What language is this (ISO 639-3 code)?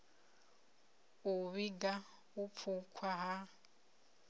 ven